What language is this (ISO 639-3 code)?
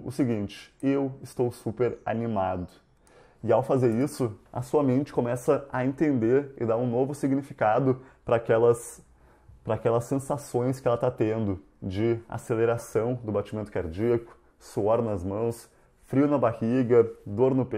por